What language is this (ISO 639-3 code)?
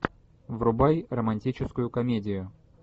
rus